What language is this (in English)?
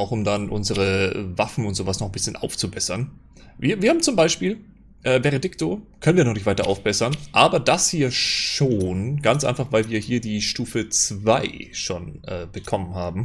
German